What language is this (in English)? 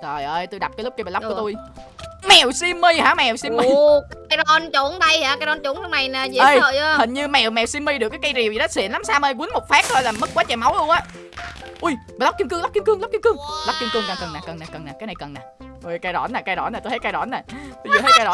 Vietnamese